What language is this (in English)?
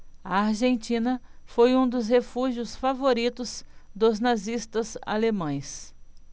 Portuguese